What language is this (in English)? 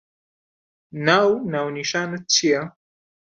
Central Kurdish